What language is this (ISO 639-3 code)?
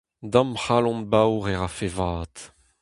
bre